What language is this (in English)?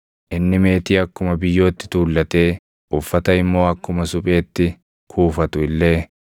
Oromo